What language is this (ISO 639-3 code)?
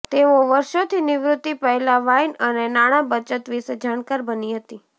guj